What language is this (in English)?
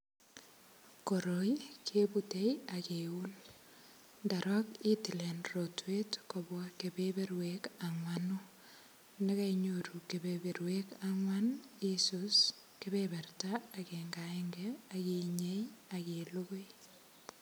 Kalenjin